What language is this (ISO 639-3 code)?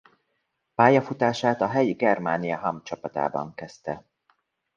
hun